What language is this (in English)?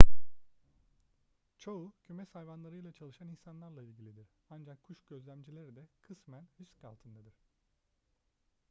Turkish